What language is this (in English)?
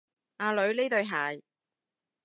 Cantonese